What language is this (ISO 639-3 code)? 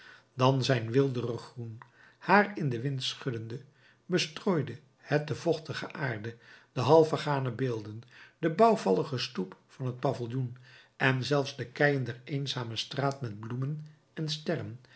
nld